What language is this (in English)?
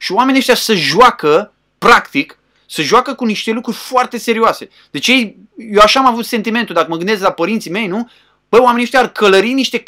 Romanian